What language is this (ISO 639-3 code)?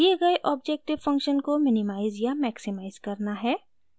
hin